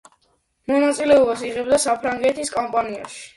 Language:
Georgian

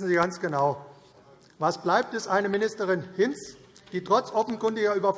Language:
German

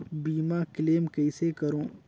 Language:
Chhattisgarhi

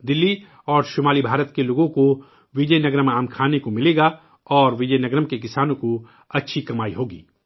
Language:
Urdu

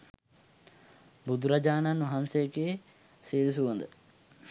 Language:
Sinhala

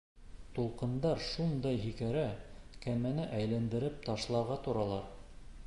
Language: Bashkir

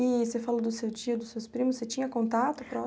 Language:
Portuguese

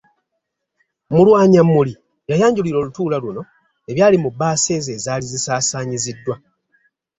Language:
Ganda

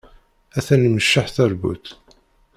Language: Kabyle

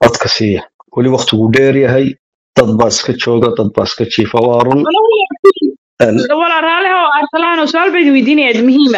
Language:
Arabic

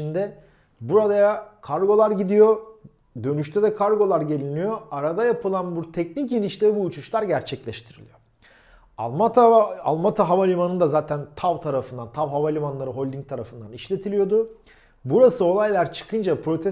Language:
Turkish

